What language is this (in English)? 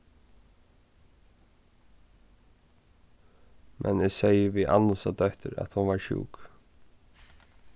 Faroese